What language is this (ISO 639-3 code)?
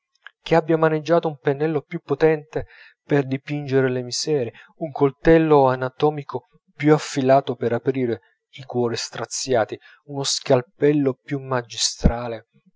ita